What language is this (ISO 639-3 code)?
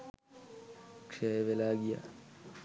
sin